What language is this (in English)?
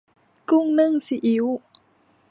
Thai